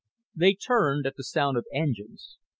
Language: English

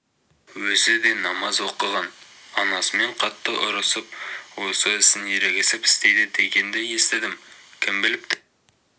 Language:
Kazakh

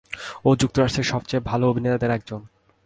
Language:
Bangla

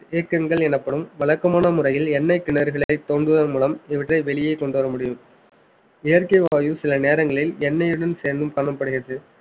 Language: Tamil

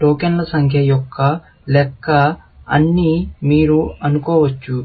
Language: Telugu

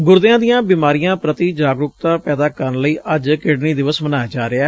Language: Punjabi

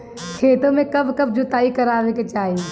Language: Bhojpuri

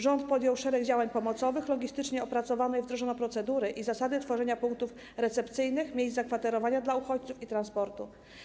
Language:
Polish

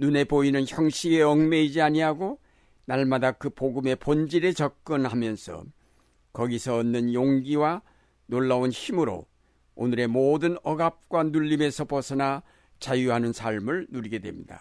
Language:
Korean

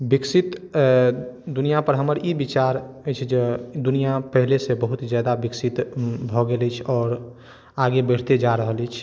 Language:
Maithili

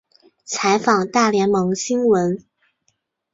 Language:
Chinese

